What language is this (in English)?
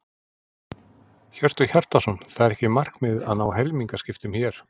Icelandic